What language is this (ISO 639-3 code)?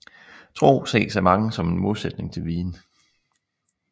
dan